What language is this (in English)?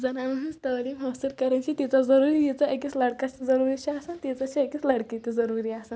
Kashmiri